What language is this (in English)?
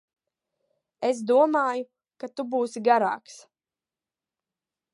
Latvian